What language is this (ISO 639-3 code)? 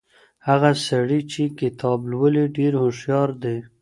pus